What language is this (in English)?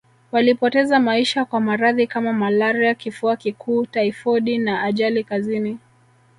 Swahili